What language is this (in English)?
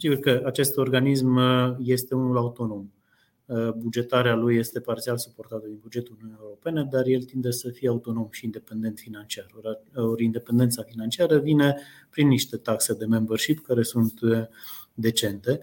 Romanian